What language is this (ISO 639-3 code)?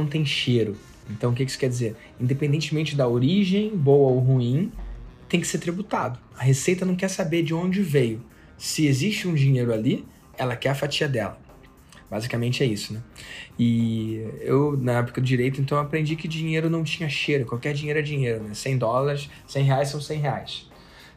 por